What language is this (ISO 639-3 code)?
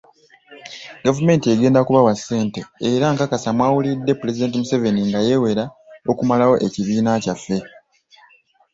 lug